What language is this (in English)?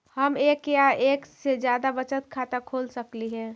Magahi